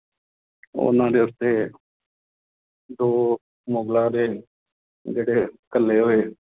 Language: Punjabi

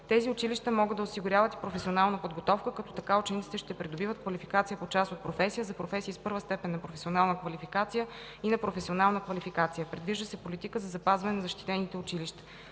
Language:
Bulgarian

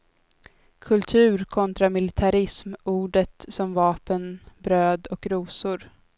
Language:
Swedish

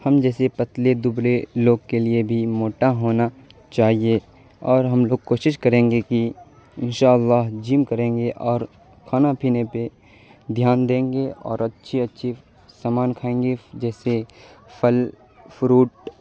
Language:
Urdu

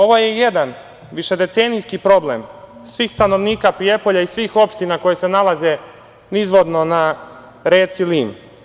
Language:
Serbian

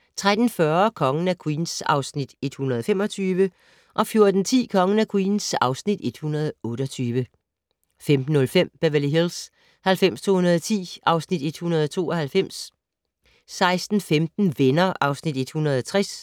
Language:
Danish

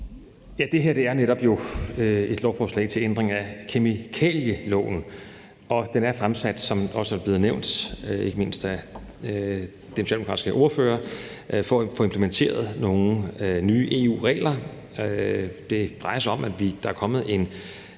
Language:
Danish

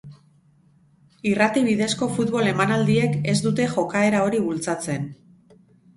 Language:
Basque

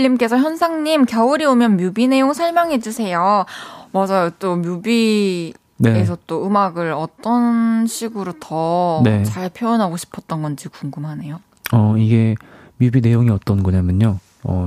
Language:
Korean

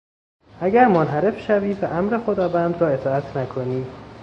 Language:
Persian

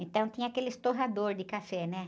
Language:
Portuguese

